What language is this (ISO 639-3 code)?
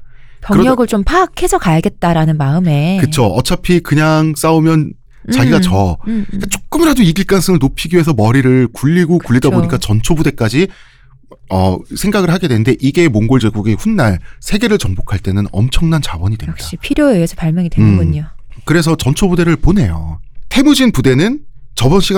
kor